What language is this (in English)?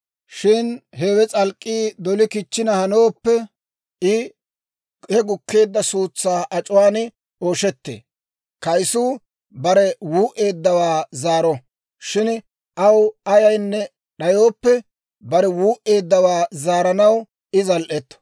Dawro